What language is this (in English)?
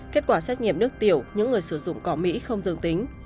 Vietnamese